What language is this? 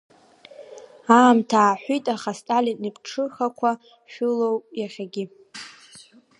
Abkhazian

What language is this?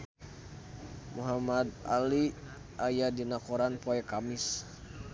Sundanese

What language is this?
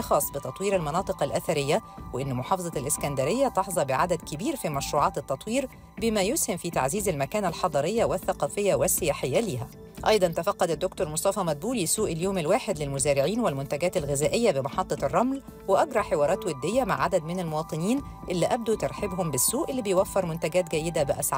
Arabic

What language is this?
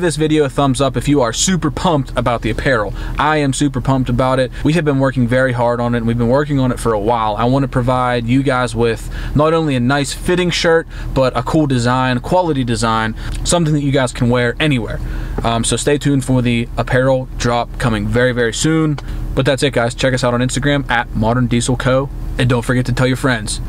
English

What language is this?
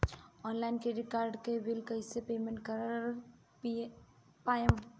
Bhojpuri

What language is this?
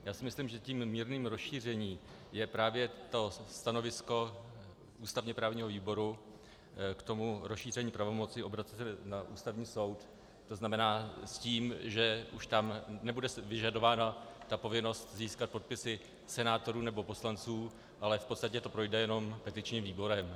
Czech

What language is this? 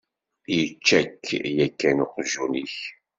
Kabyle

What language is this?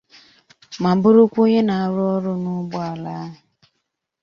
Igbo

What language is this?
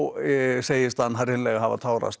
Icelandic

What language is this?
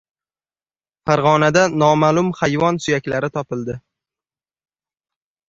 Uzbek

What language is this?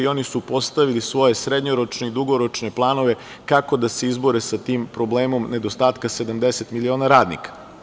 Serbian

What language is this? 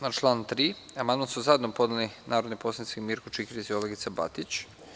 Serbian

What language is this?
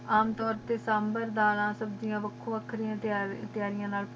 Punjabi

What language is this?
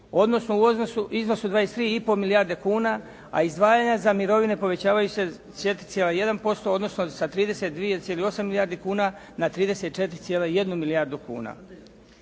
Croatian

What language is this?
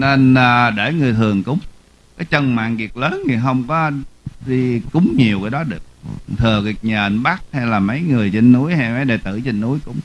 Vietnamese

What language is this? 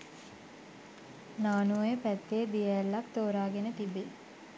Sinhala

